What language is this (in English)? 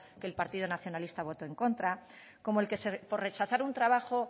Spanish